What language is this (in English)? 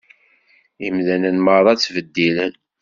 Kabyle